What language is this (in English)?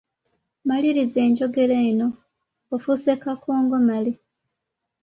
Ganda